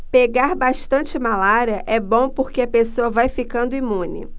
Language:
Portuguese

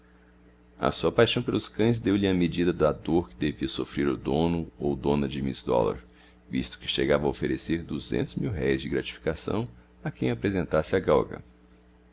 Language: Portuguese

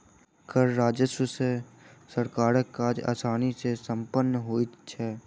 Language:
Maithili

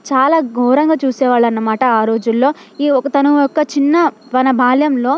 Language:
Telugu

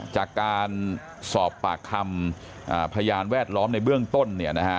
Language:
Thai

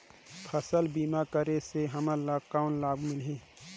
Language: Chhattisgarhi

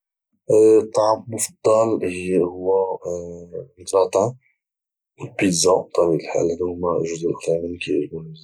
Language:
Moroccan Arabic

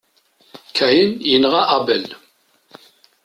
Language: Kabyle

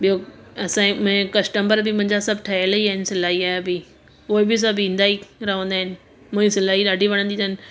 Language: Sindhi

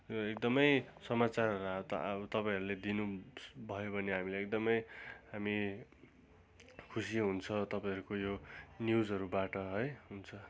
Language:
Nepali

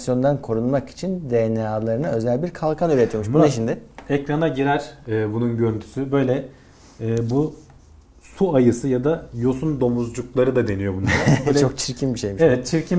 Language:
Turkish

